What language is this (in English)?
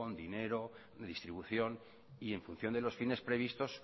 Spanish